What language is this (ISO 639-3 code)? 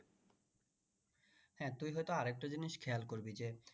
ben